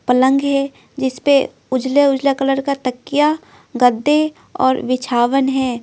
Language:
Hindi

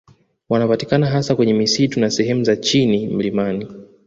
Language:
Swahili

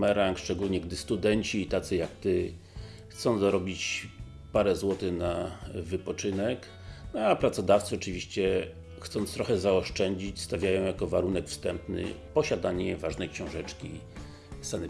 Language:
Polish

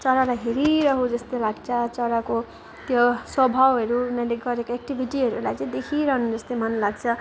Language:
Nepali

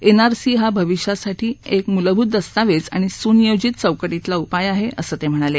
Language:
Marathi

